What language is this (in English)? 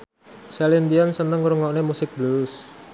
Javanese